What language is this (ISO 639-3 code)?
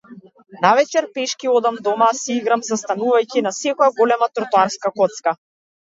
mkd